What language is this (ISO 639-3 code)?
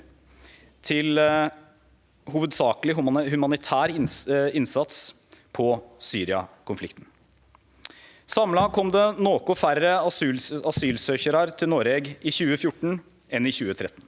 nor